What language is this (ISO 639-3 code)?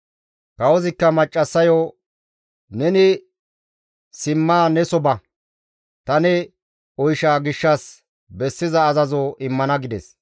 gmv